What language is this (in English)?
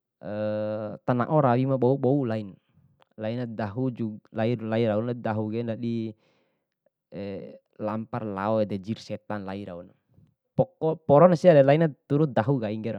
Bima